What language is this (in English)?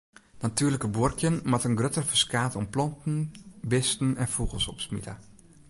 Western Frisian